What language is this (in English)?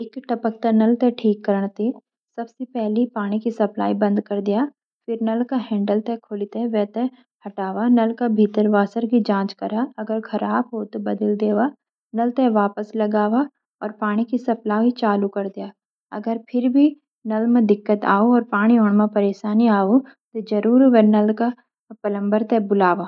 Garhwali